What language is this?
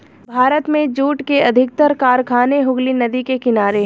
Hindi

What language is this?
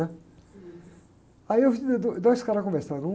Portuguese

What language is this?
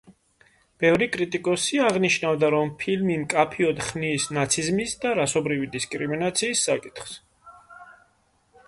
Georgian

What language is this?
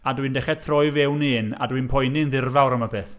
Welsh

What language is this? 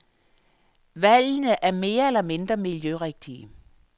Danish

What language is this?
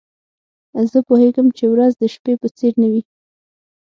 Pashto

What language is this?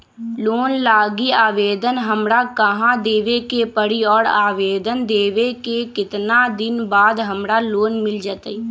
Magahi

